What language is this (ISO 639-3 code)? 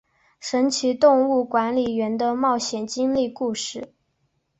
zho